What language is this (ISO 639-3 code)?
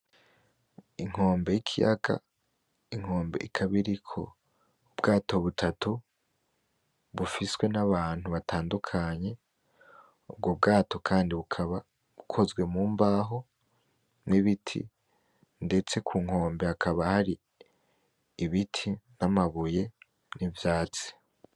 run